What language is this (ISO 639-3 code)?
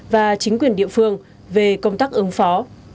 vie